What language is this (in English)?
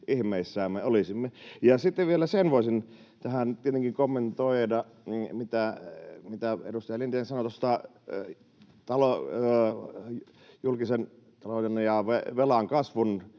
Finnish